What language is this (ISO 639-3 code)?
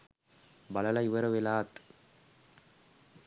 sin